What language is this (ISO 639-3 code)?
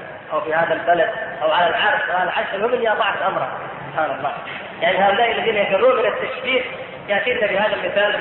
ara